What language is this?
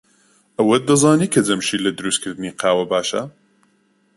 Central Kurdish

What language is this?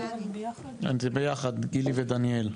Hebrew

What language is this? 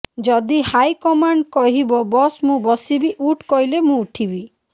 Odia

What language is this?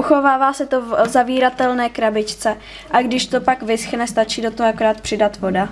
Czech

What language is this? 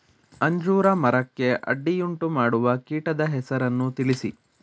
Kannada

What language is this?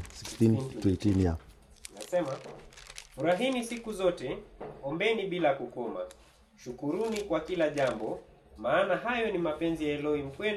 Swahili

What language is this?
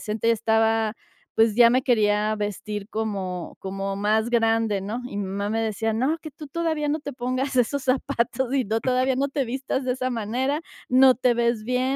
Spanish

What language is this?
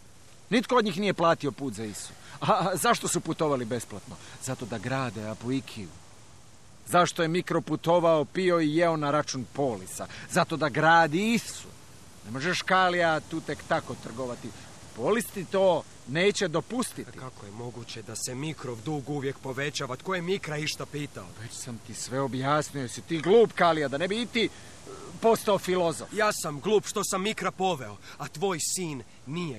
Croatian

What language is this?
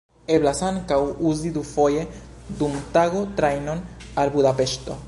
Esperanto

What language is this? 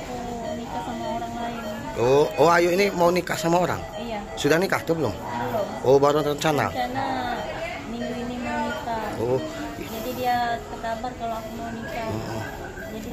Indonesian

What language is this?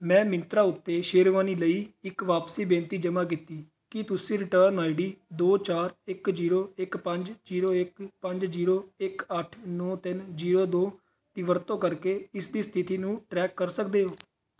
Punjabi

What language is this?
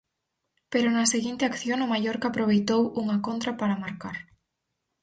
Galician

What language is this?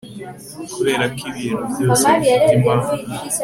Kinyarwanda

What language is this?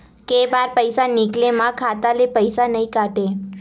Chhattisgarhi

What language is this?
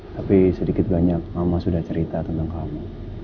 Indonesian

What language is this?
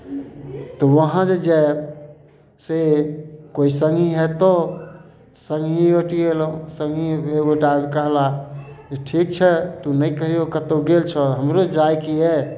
Maithili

